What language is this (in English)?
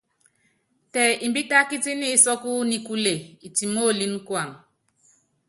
Yangben